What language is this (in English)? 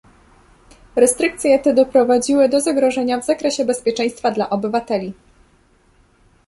Polish